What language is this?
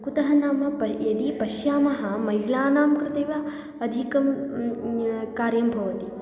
Sanskrit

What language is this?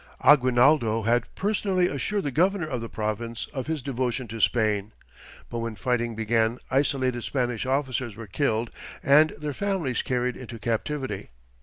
English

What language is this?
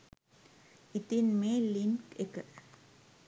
Sinhala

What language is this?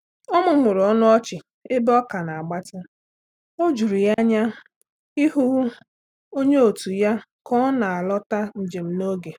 Igbo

